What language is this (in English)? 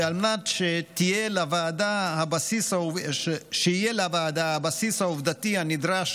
Hebrew